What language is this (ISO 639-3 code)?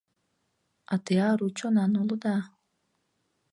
chm